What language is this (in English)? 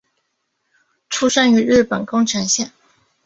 Chinese